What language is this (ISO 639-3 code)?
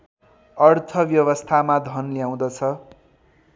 nep